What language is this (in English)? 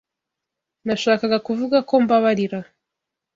Kinyarwanda